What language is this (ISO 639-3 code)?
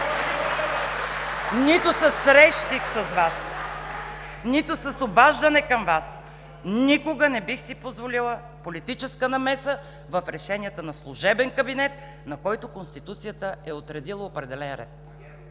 bul